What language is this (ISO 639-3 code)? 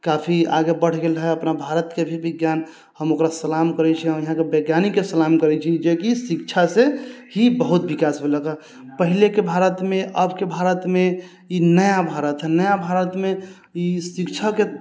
mai